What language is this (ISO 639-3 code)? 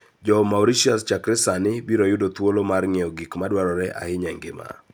luo